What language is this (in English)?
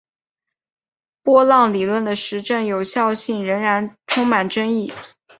Chinese